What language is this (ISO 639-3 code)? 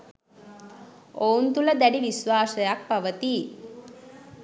sin